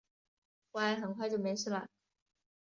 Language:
Chinese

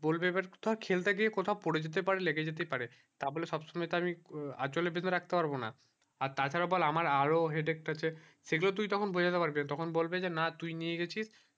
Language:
Bangla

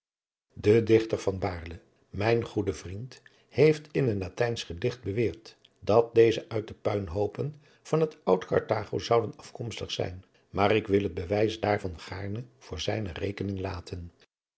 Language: Dutch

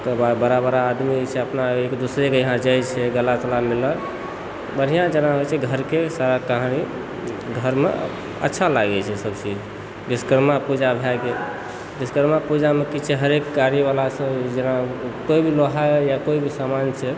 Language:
Maithili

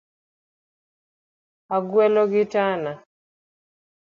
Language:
Luo (Kenya and Tanzania)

